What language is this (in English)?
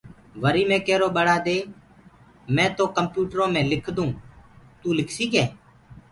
Gurgula